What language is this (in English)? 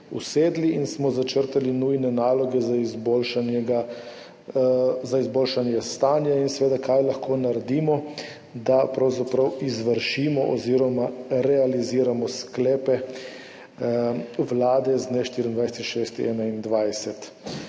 Slovenian